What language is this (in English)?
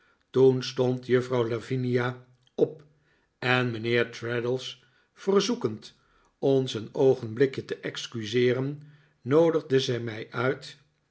Dutch